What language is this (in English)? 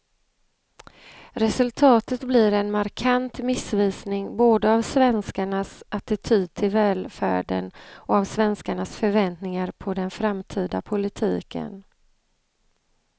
Swedish